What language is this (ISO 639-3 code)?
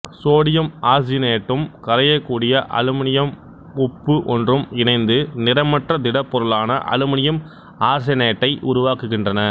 tam